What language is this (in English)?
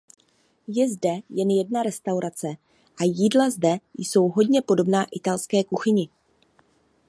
Czech